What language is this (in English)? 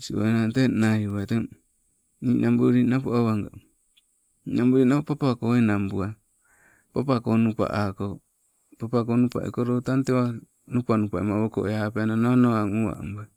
Sibe